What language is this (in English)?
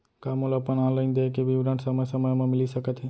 Chhattisgarhi